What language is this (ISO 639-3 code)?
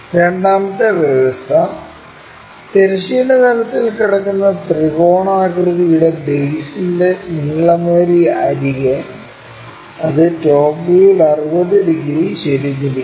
mal